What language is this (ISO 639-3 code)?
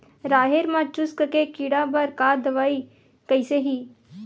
hne